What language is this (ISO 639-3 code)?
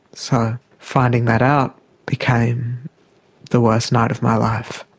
eng